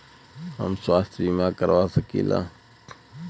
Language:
Bhojpuri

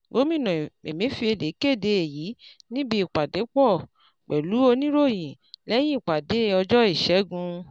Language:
Yoruba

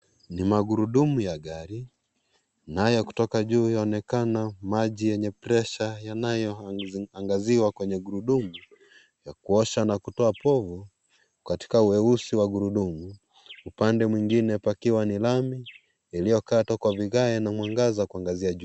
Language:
Swahili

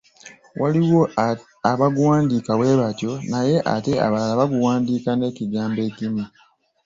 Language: Ganda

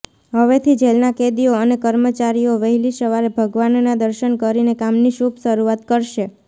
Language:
Gujarati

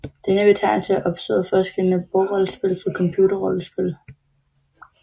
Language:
Danish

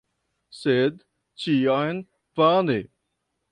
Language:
Esperanto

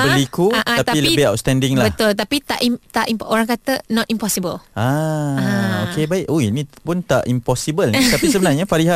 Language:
Malay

